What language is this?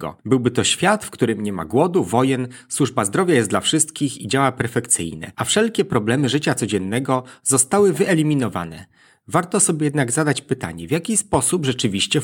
Polish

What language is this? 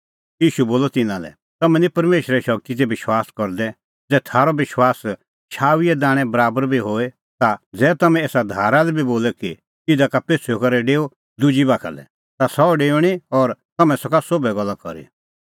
Kullu Pahari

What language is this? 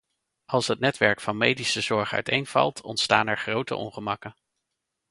Dutch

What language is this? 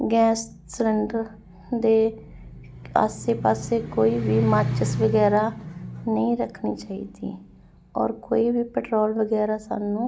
Punjabi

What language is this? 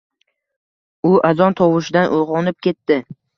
Uzbek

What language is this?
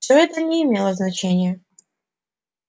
Russian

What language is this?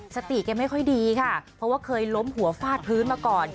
Thai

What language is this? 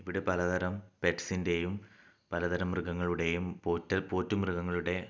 Malayalam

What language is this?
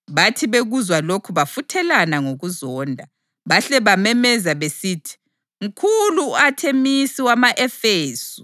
North Ndebele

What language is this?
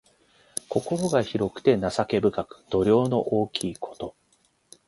Japanese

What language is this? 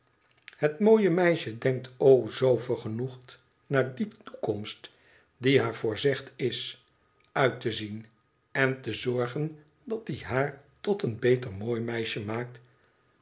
Dutch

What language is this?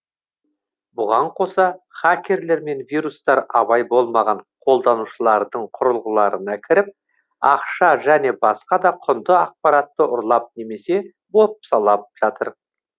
Kazakh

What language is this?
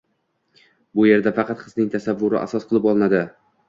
Uzbek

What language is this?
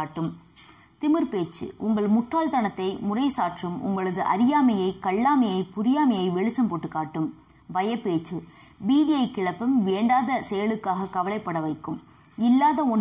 Tamil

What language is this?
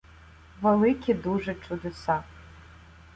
Ukrainian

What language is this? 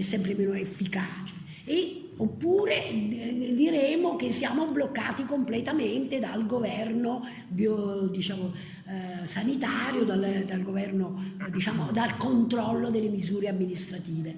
Italian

